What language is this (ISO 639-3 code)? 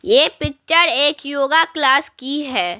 hin